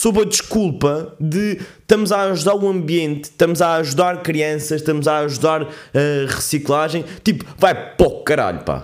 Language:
Portuguese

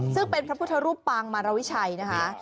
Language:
Thai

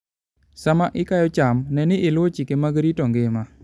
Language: Luo (Kenya and Tanzania)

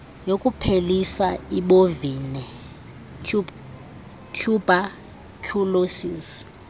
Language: Xhosa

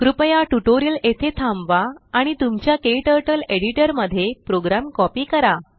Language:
Marathi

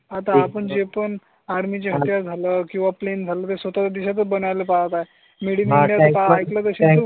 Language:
Marathi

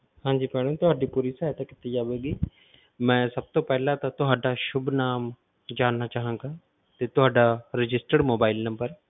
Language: Punjabi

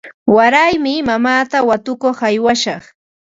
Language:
Ambo-Pasco Quechua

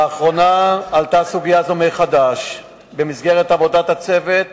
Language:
Hebrew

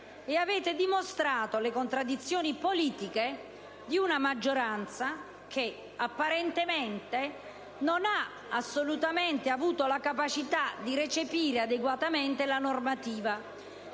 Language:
Italian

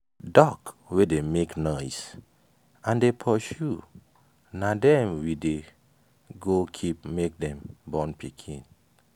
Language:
Nigerian Pidgin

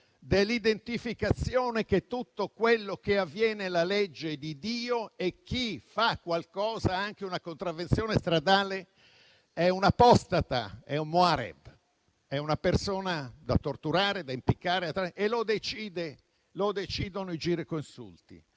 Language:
Italian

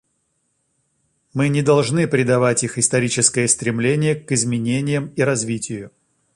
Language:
Russian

